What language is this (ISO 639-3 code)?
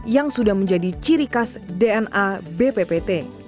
ind